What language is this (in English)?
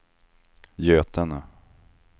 Swedish